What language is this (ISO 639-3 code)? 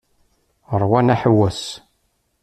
kab